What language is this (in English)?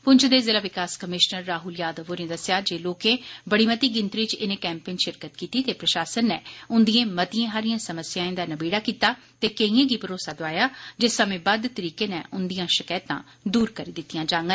Dogri